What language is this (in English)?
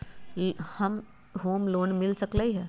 Magahi